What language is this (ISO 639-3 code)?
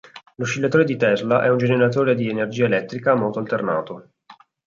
ita